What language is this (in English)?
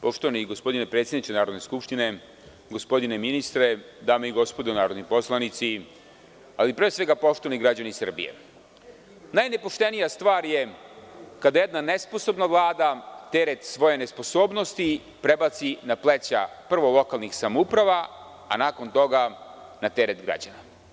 Serbian